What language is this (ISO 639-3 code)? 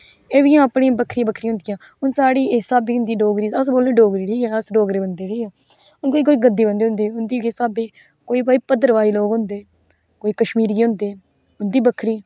doi